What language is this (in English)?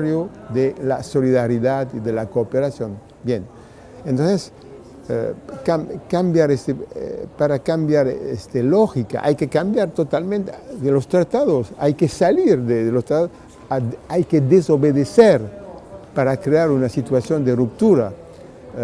Spanish